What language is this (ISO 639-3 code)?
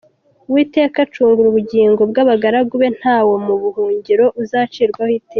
kin